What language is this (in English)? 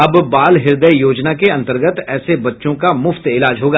Hindi